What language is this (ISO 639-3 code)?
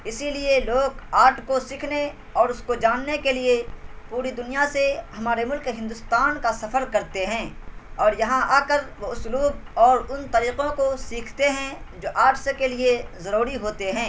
urd